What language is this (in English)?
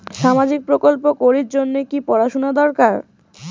Bangla